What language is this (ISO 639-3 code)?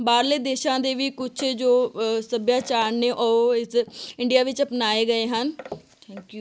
pan